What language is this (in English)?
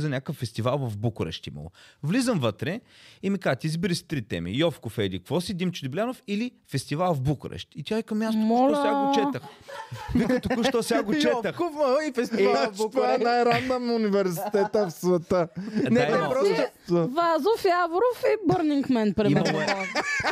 Bulgarian